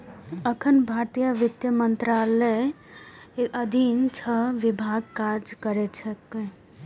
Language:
Maithili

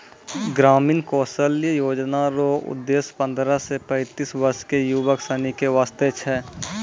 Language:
Maithili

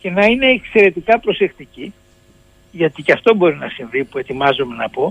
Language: Greek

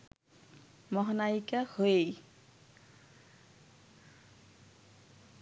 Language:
Bangla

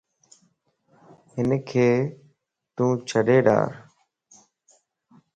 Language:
Lasi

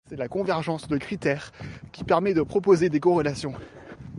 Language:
French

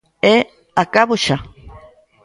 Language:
Galician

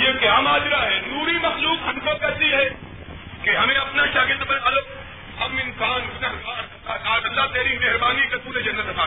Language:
Urdu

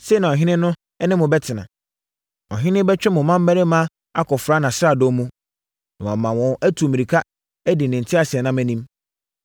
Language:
Akan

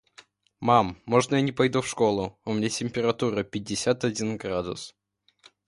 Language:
Russian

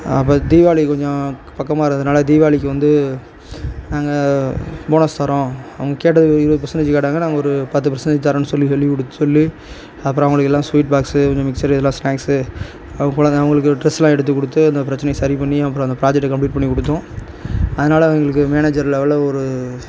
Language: Tamil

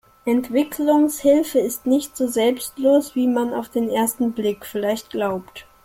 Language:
German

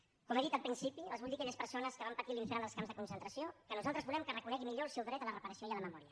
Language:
Catalan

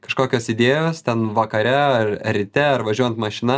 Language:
Lithuanian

